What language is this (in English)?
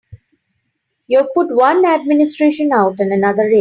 English